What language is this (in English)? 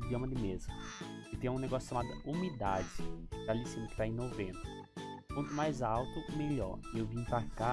Portuguese